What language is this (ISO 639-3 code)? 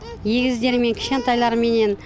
kaz